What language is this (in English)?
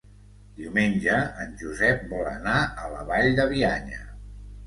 Catalan